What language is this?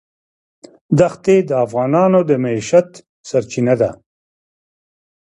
Pashto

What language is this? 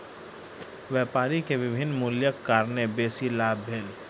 Maithili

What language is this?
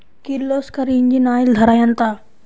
Telugu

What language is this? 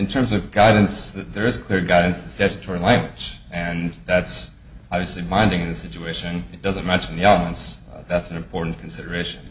English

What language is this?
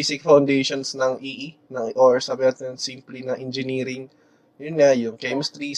Filipino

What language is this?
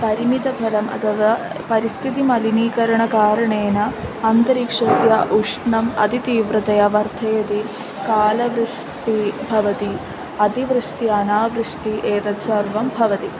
Sanskrit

